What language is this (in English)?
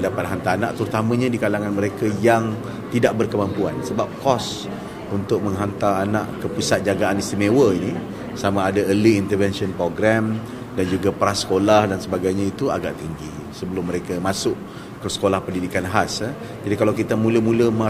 Malay